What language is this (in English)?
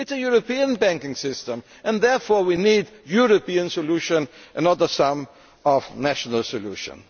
English